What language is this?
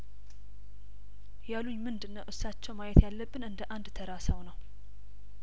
Amharic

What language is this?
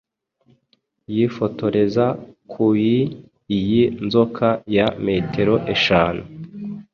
Kinyarwanda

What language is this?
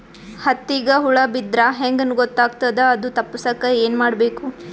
Kannada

